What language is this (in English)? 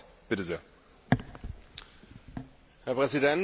German